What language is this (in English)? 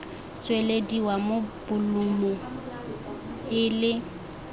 Tswana